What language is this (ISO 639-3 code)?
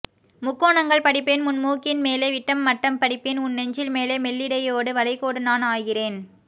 tam